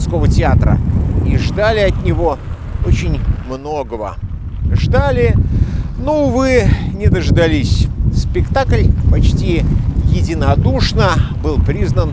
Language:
Russian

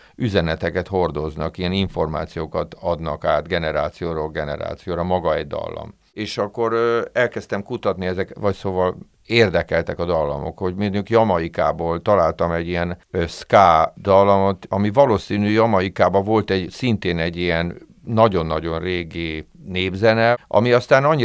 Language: Hungarian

